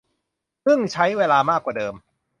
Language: Thai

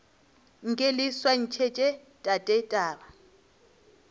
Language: Northern Sotho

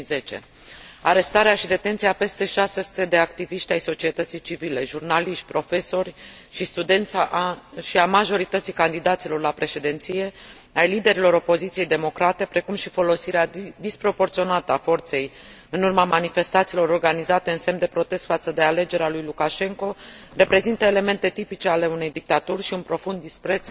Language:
Romanian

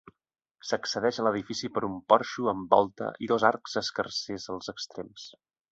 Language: Catalan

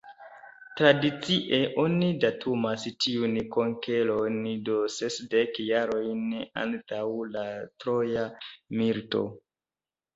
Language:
Esperanto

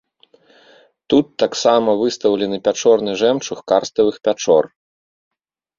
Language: Belarusian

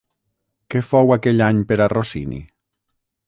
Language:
Catalan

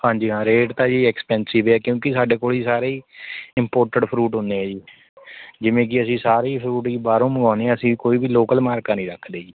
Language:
Punjabi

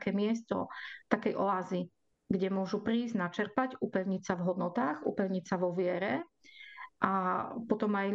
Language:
Slovak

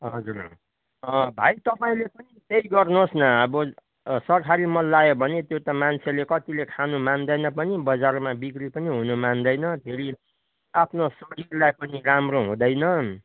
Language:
Nepali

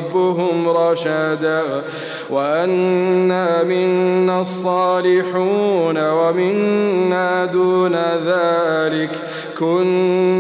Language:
Arabic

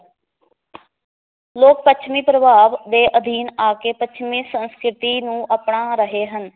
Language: Punjabi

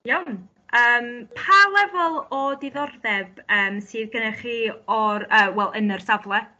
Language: Welsh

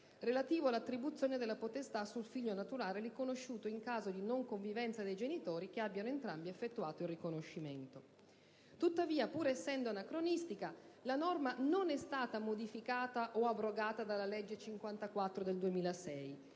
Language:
Italian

